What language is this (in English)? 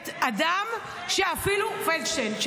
Hebrew